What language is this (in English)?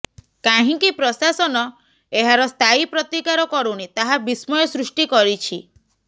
Odia